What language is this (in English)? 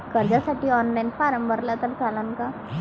Marathi